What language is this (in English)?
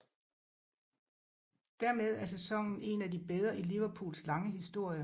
Danish